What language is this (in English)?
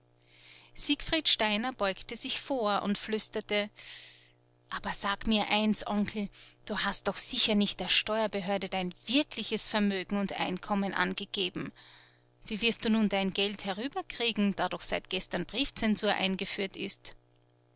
German